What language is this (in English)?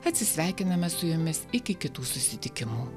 Lithuanian